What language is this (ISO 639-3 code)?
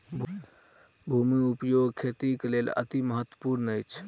mai